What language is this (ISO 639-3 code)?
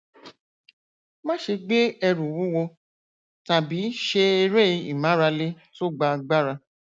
yor